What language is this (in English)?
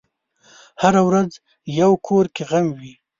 Pashto